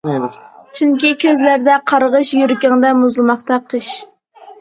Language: Uyghur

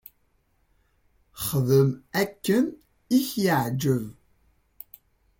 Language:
Kabyle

